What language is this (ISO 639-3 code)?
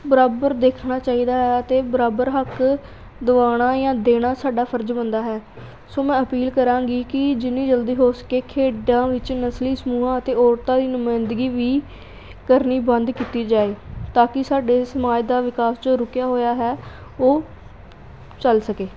pan